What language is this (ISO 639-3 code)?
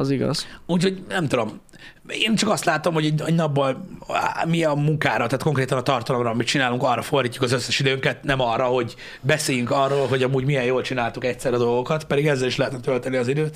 hun